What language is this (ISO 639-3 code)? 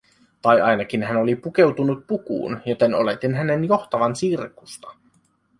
fin